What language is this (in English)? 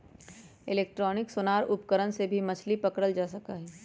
Magahi